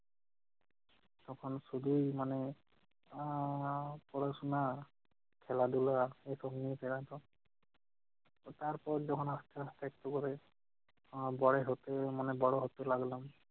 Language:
Bangla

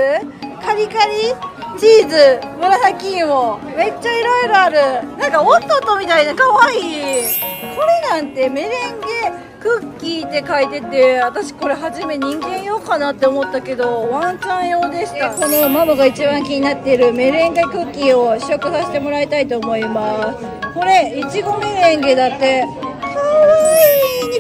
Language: Japanese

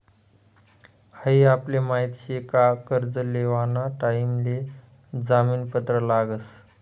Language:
Marathi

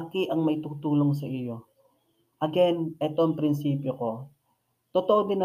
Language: Filipino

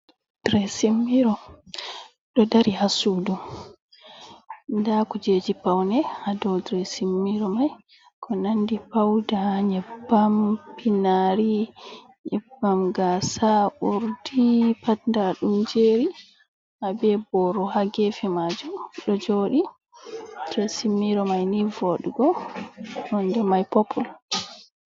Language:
Fula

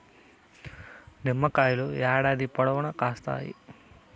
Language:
Telugu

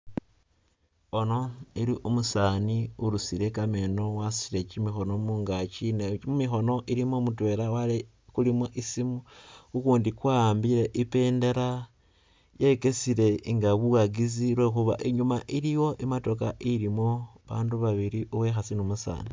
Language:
Masaaba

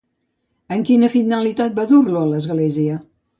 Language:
Catalan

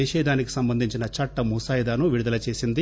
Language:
Telugu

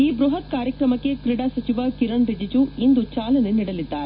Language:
Kannada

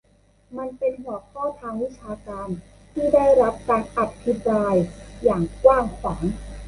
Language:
Thai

